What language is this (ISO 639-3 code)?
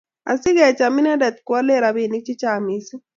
kln